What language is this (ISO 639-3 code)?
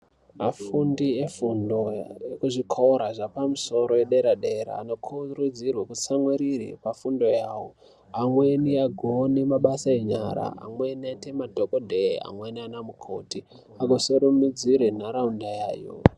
ndc